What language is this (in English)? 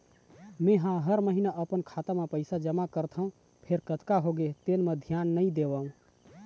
Chhattisgarhi